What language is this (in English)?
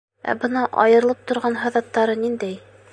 Bashkir